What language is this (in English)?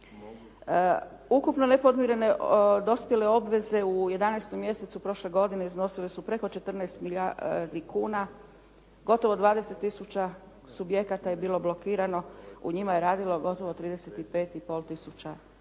Croatian